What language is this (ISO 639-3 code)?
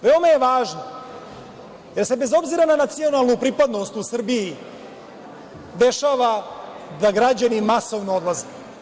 srp